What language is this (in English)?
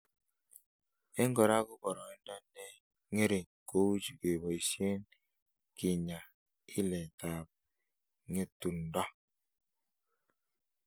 Kalenjin